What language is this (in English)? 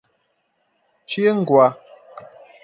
Portuguese